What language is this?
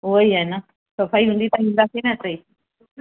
Sindhi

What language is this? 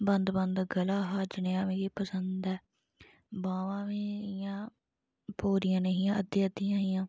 Dogri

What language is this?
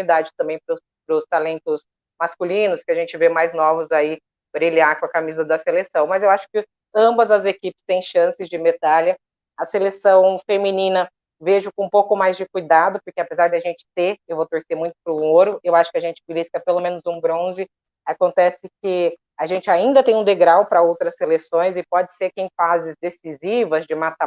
Portuguese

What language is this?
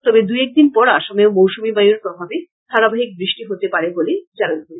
Bangla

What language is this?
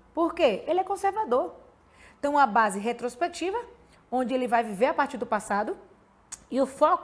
Portuguese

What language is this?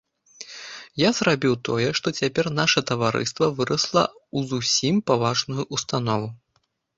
Belarusian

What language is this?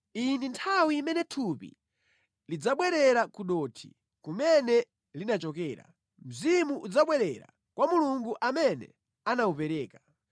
Nyanja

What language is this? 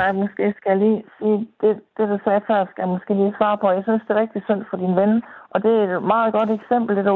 Danish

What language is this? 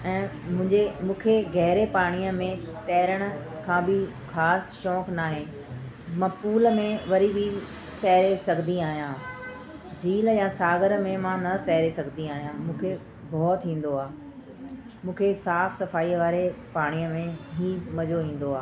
Sindhi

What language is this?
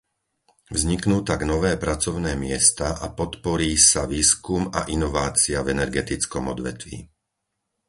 Slovak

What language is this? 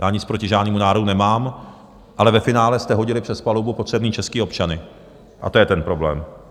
Czech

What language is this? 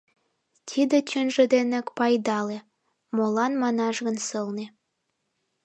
Mari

